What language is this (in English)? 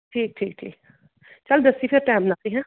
Punjabi